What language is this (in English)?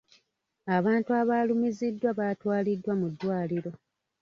Ganda